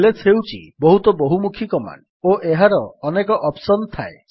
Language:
Odia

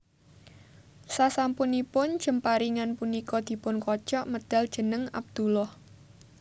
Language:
Javanese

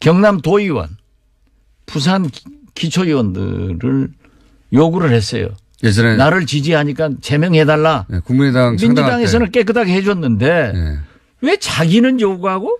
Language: Korean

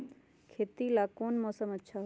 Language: Magahi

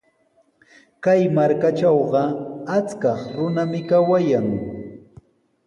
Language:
Sihuas Ancash Quechua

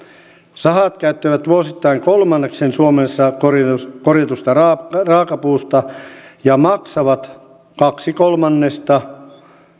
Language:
Finnish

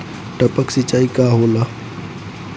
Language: Bhojpuri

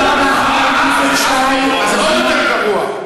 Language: Hebrew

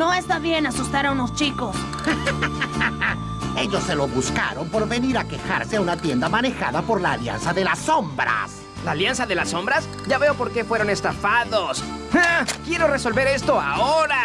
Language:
Spanish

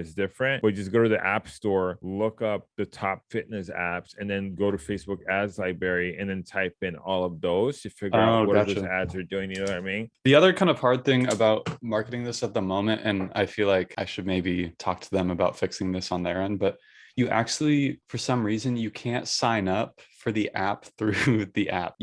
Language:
English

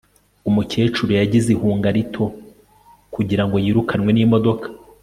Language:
Kinyarwanda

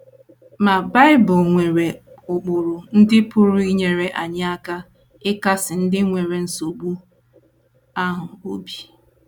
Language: Igbo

